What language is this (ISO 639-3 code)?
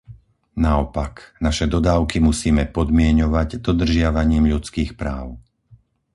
slk